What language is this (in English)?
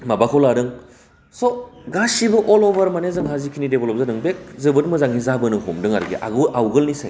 Bodo